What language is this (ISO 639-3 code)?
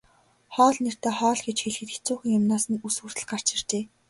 mon